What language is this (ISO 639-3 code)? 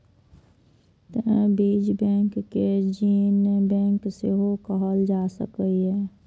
mai